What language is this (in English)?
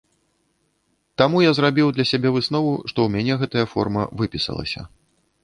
Belarusian